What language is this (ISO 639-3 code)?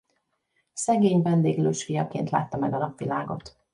hun